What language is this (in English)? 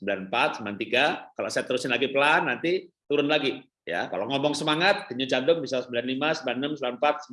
Indonesian